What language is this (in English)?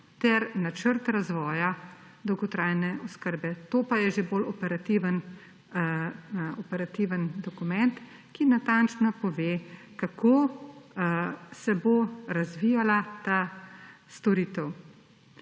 Slovenian